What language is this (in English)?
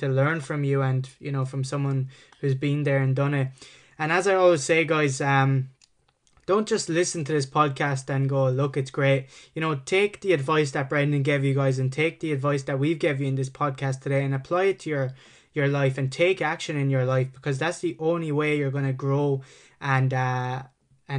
English